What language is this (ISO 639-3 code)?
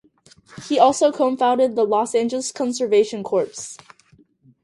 eng